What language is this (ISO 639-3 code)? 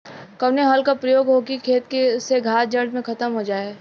bho